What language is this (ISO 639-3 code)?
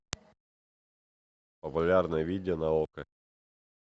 rus